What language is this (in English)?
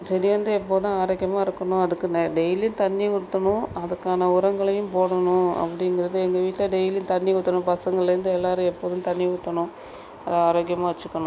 Tamil